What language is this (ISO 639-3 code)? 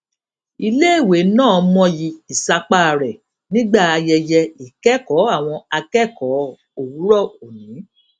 yor